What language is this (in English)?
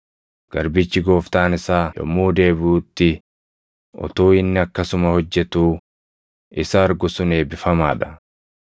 Oromo